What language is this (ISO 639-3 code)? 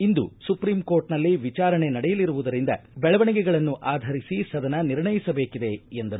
kan